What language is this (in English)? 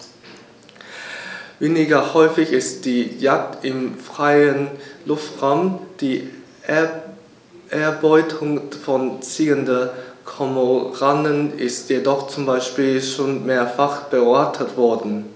German